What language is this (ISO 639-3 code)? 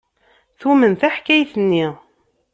kab